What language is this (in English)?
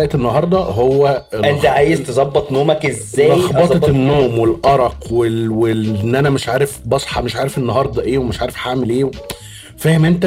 Arabic